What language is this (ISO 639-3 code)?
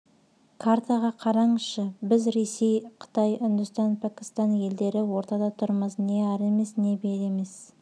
kaz